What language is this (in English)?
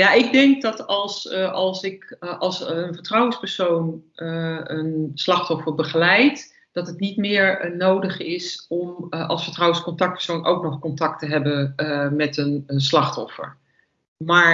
Dutch